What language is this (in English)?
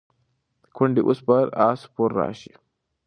Pashto